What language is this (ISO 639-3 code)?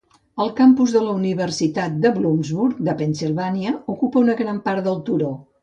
cat